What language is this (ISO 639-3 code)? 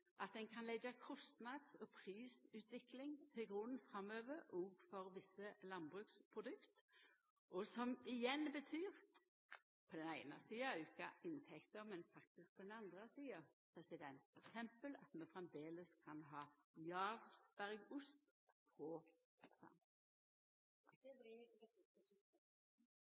nor